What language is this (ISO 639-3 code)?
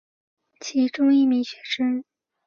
zho